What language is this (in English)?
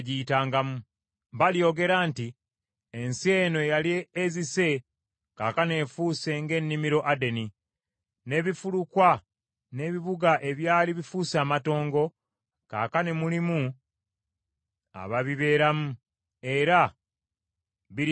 Ganda